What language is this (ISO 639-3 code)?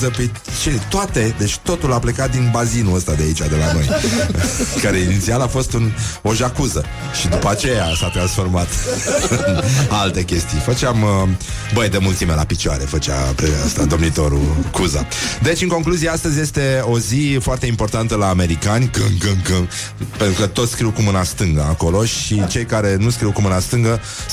ron